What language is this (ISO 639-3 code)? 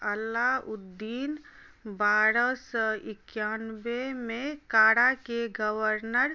mai